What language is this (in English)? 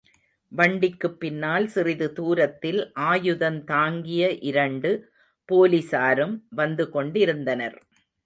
Tamil